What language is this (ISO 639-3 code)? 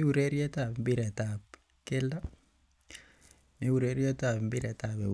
kln